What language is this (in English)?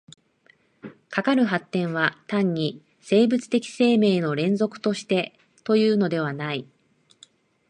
Japanese